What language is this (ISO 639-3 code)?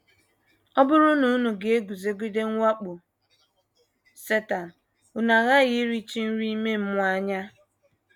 ibo